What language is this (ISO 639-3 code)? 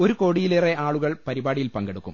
mal